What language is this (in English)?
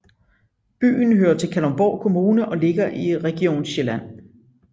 Danish